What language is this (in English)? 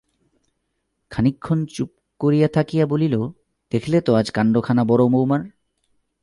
Bangla